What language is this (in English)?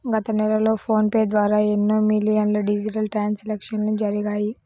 Telugu